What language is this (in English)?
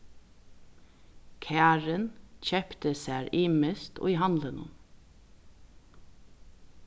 Faroese